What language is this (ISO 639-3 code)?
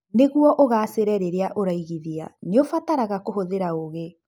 kik